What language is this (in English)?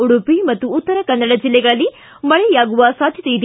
Kannada